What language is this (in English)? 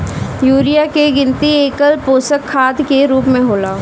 Bhojpuri